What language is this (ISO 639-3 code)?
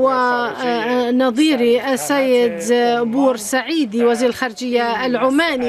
ara